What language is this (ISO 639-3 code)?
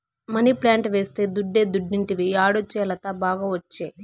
tel